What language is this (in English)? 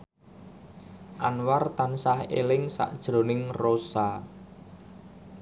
Javanese